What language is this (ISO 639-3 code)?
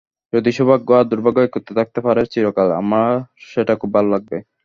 ben